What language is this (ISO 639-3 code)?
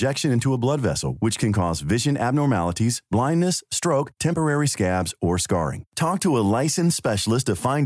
eng